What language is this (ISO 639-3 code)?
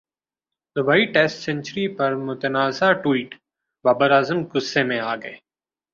urd